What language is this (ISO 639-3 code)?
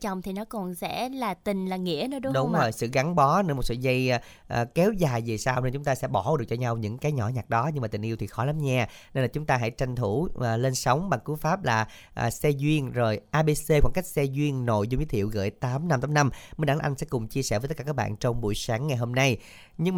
vie